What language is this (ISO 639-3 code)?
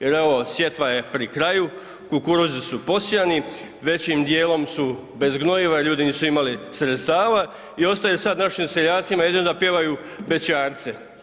hrv